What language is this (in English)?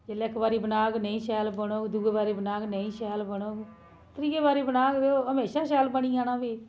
Dogri